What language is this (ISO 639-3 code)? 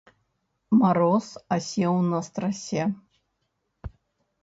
bel